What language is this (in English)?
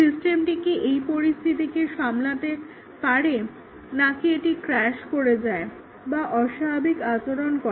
Bangla